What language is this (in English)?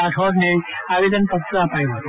Gujarati